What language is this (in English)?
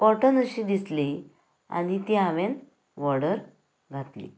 Konkani